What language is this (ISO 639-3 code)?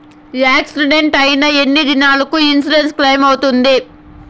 tel